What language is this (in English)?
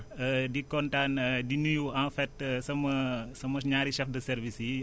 Wolof